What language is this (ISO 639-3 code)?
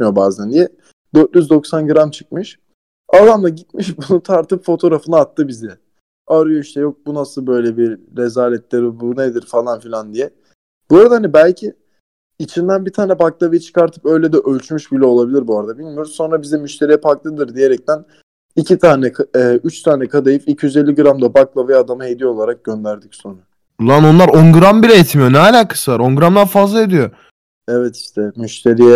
tur